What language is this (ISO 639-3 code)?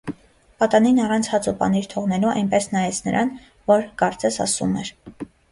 hye